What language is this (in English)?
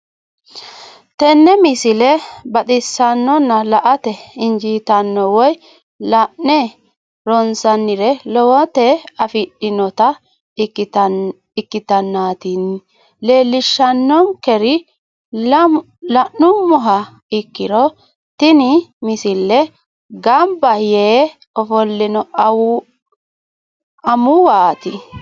Sidamo